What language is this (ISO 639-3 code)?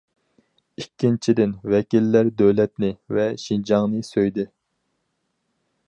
uig